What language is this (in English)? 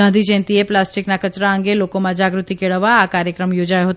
Gujarati